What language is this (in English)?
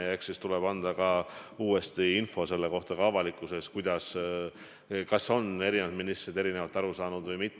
Estonian